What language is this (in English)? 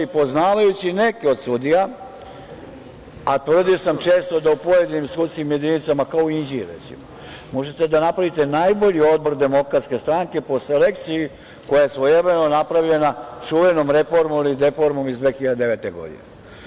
Serbian